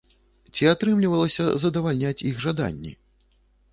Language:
Belarusian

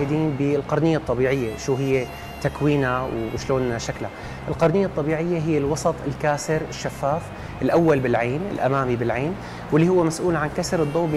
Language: Arabic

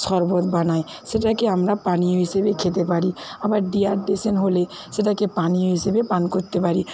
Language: Bangla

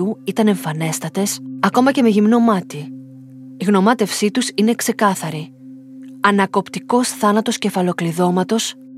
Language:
Greek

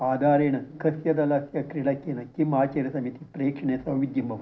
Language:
Sanskrit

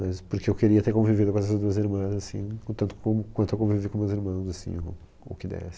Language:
Portuguese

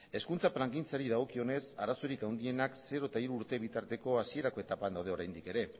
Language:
Basque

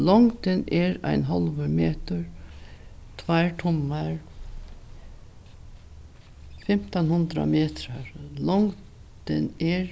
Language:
Faroese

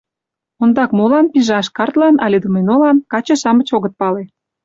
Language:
Mari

